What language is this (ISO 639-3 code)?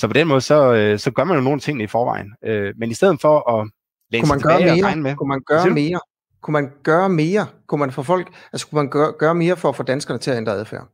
dan